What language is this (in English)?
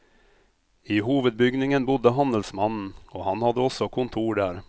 Norwegian